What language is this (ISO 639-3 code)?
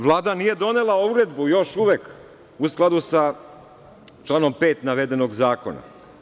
srp